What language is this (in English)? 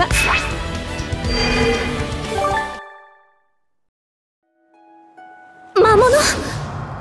Japanese